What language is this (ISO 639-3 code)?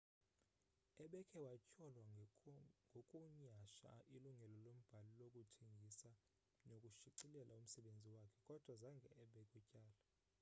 xho